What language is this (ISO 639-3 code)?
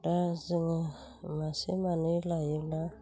brx